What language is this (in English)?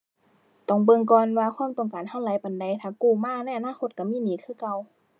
Thai